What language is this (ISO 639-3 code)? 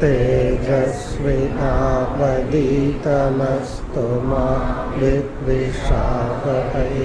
hin